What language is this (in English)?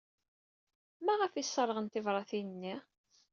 Kabyle